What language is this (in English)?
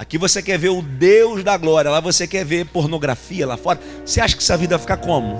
Portuguese